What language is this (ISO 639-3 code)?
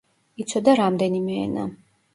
kat